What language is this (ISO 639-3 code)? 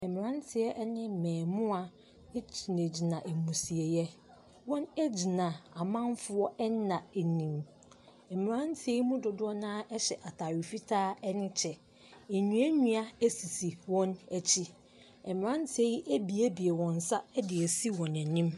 aka